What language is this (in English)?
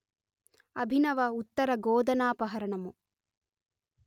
Telugu